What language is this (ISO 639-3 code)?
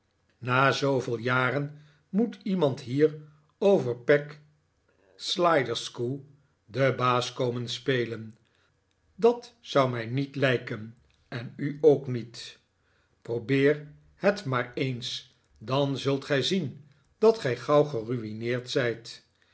nld